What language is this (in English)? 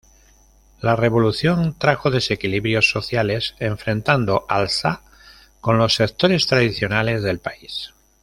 Spanish